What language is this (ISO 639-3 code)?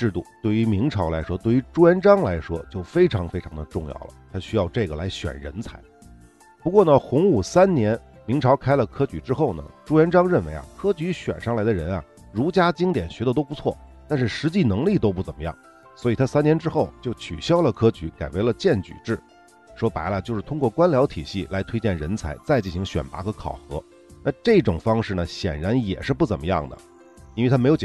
zho